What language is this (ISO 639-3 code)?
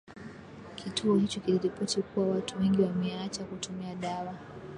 swa